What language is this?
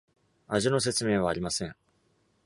Japanese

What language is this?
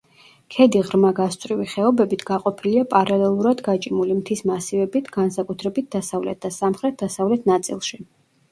Georgian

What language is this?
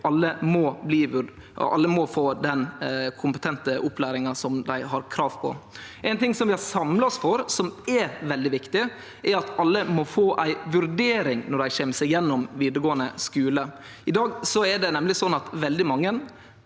Norwegian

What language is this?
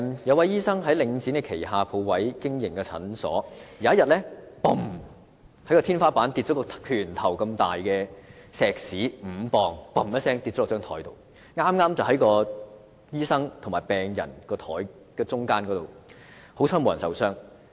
Cantonese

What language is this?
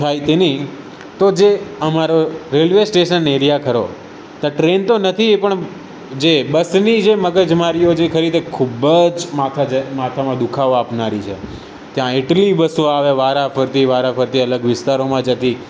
Gujarati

